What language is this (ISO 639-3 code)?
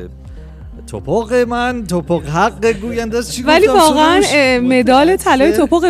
fas